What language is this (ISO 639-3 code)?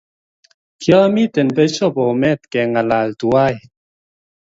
kln